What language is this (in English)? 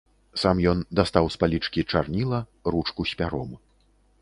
Belarusian